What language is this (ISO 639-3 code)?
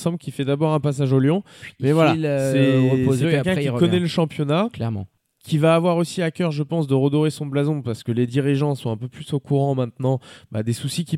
fra